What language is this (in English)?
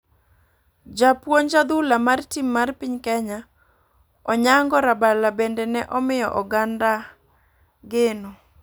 Luo (Kenya and Tanzania)